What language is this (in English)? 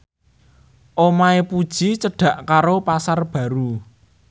Javanese